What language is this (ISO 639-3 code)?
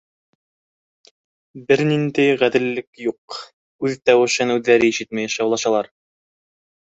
bak